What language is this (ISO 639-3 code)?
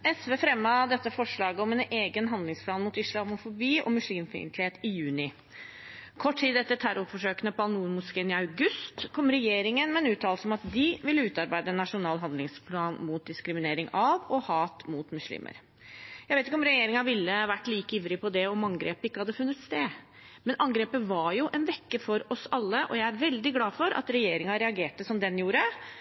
nor